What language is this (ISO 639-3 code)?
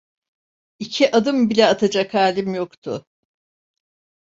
tur